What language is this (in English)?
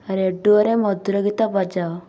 Odia